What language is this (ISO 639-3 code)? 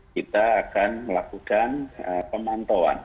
ind